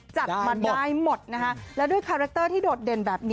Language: Thai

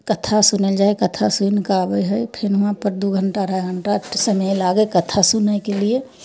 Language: Maithili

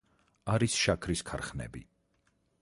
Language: Georgian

